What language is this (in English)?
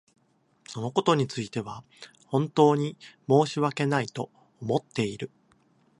Japanese